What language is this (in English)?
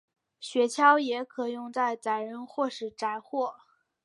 Chinese